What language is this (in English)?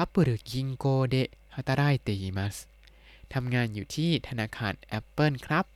Thai